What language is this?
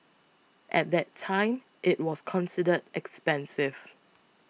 English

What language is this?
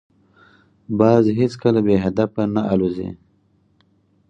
Pashto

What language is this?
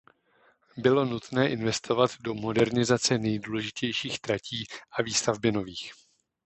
Czech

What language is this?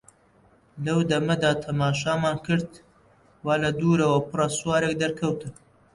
Central Kurdish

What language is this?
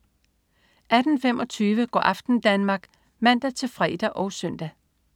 Danish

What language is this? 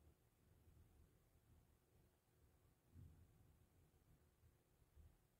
Korean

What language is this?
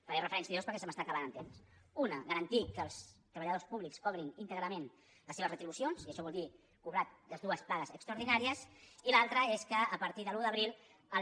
Catalan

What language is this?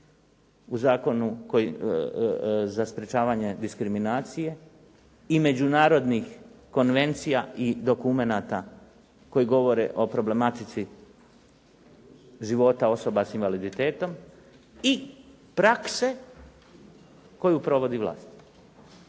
Croatian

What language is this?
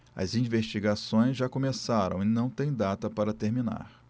Portuguese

